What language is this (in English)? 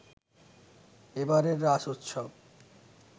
Bangla